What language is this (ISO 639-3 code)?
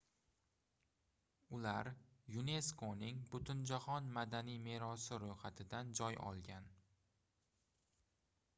uzb